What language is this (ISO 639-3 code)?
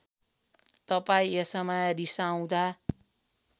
nep